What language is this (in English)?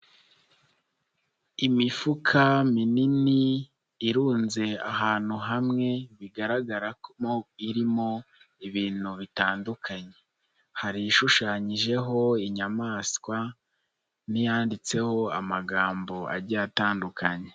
Kinyarwanda